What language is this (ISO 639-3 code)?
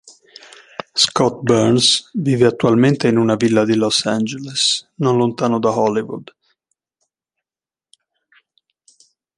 ita